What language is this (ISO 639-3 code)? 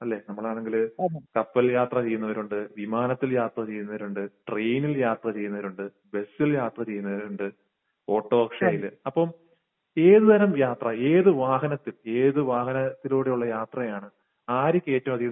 mal